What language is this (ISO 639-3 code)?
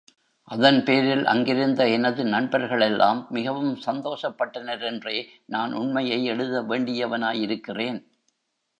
tam